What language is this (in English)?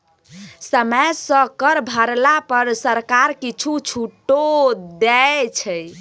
Maithili